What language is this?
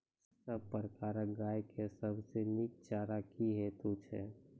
Maithili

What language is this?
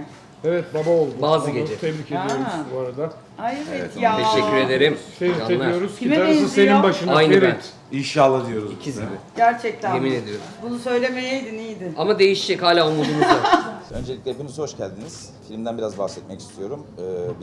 Turkish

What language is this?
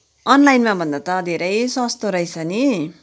Nepali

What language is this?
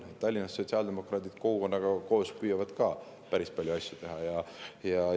Estonian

